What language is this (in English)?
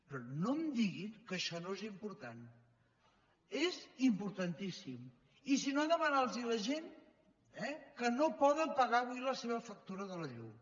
Catalan